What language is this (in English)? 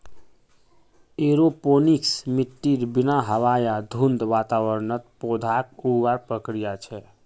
Magahi